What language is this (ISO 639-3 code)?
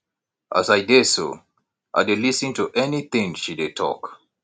pcm